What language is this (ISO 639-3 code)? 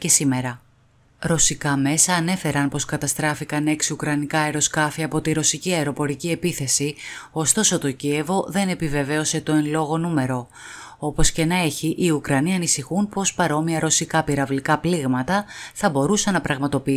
ell